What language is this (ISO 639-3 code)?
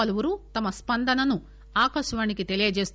tel